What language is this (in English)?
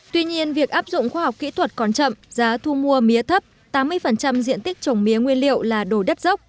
Vietnamese